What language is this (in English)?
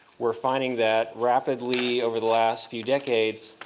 English